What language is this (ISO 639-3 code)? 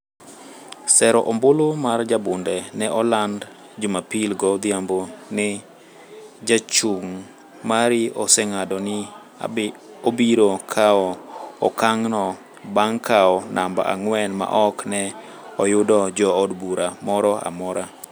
luo